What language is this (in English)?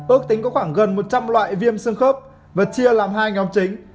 Vietnamese